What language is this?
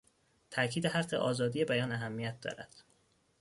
Persian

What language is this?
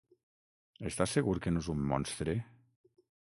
Catalan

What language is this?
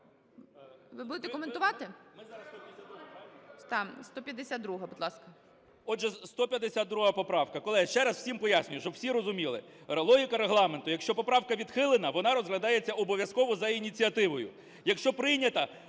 Ukrainian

